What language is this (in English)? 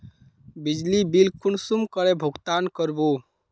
Magahi